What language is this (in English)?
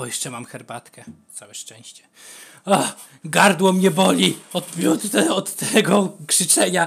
Polish